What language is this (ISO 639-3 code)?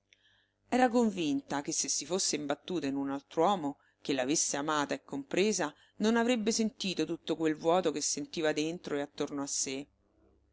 ita